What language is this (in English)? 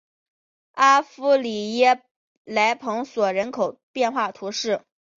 Chinese